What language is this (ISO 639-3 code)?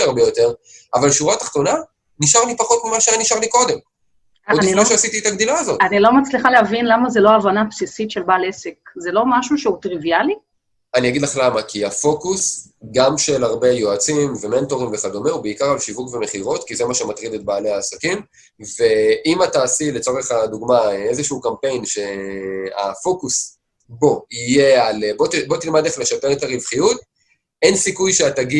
heb